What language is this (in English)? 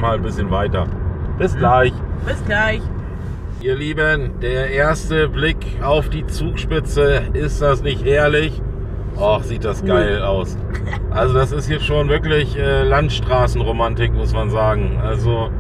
German